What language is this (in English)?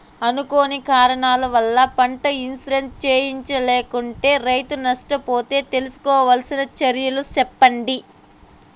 Telugu